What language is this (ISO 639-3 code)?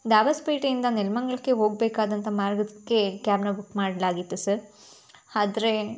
kan